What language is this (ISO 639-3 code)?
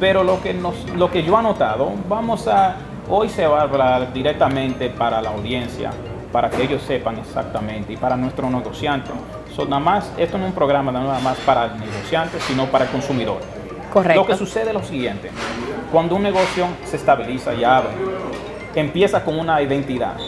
spa